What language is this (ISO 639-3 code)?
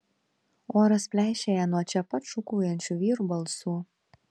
lit